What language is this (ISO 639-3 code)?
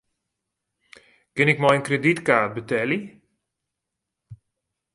fry